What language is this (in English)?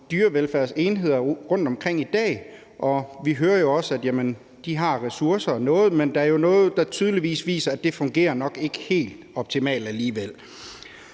Danish